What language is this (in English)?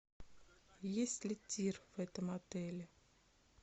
Russian